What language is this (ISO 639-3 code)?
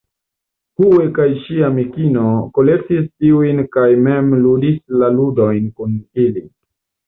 epo